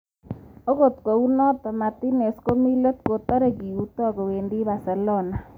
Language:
Kalenjin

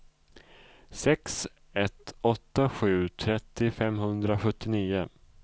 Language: Swedish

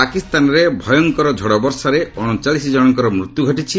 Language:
Odia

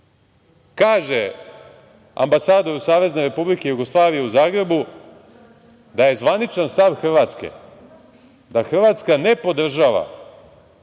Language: Serbian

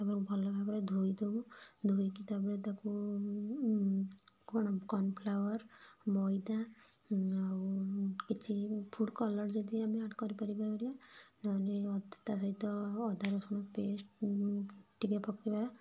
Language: Odia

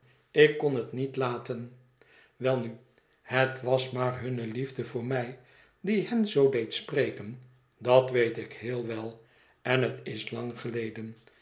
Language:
Dutch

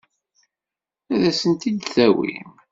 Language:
Kabyle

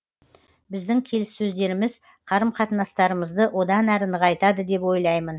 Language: Kazakh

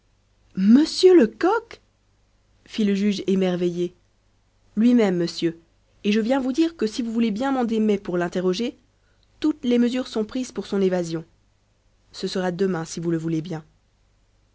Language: French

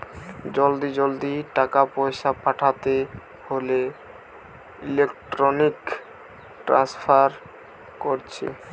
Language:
Bangla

